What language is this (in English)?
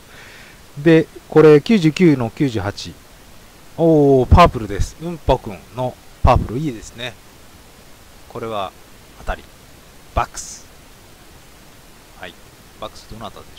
Japanese